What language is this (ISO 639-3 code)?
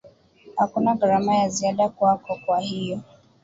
swa